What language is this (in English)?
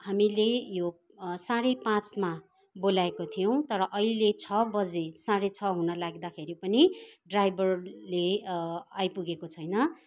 Nepali